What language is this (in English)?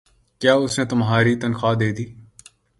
Urdu